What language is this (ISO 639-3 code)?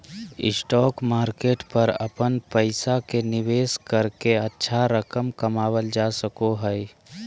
mag